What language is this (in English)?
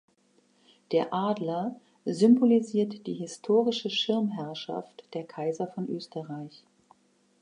German